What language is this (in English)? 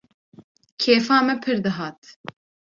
Kurdish